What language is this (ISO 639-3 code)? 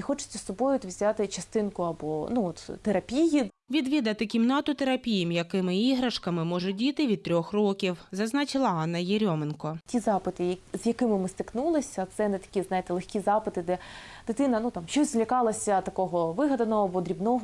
ukr